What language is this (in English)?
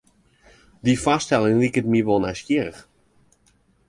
Western Frisian